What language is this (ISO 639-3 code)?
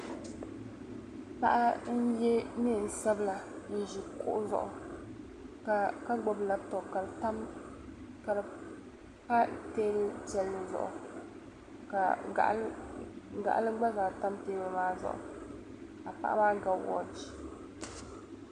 dag